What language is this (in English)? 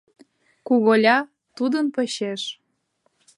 Mari